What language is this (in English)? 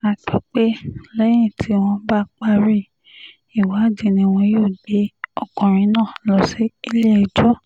Yoruba